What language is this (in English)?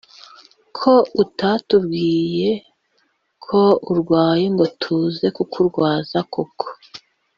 Kinyarwanda